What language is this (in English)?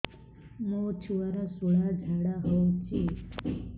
Odia